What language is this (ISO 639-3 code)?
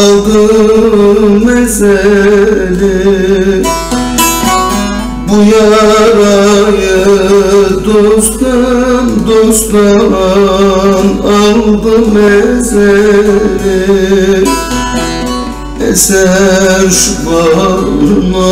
tur